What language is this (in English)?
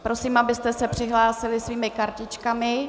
Czech